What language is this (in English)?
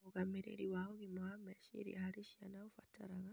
Kikuyu